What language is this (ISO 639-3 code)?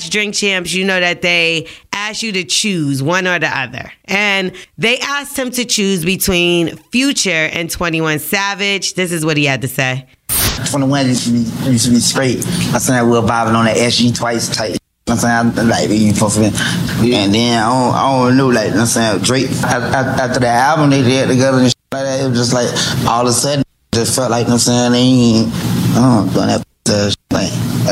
eng